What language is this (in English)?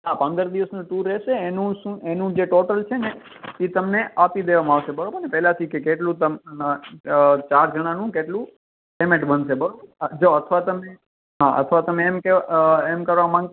Gujarati